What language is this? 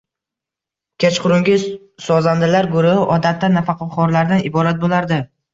Uzbek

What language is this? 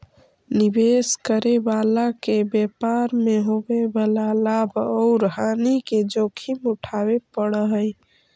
Magahi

